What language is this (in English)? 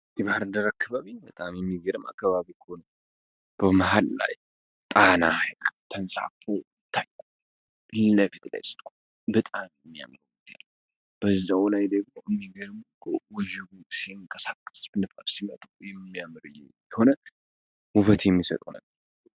Amharic